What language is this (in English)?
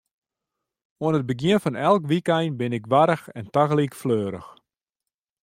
Western Frisian